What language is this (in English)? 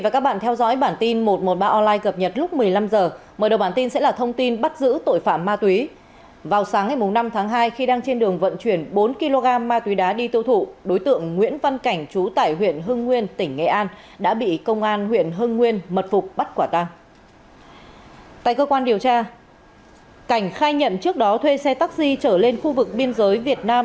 Vietnamese